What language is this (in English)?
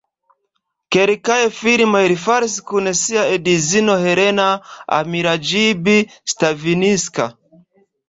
Esperanto